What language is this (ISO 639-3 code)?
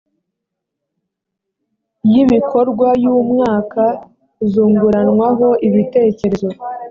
kin